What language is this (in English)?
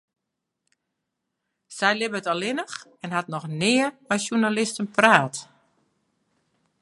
Western Frisian